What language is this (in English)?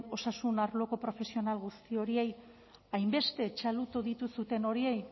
Basque